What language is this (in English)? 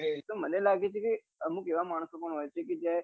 Gujarati